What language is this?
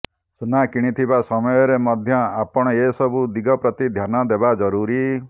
Odia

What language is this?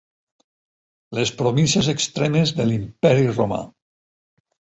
Catalan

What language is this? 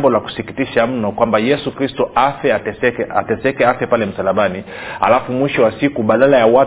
Swahili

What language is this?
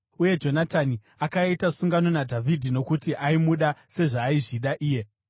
Shona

